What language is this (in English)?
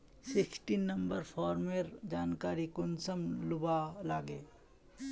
Magahi